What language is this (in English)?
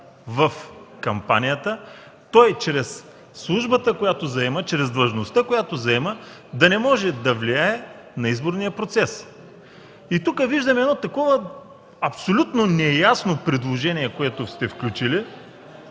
Bulgarian